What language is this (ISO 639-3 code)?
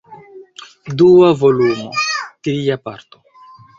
epo